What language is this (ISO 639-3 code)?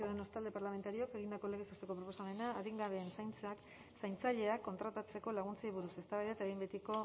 eus